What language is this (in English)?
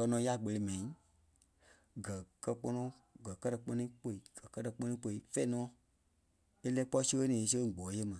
Kpelle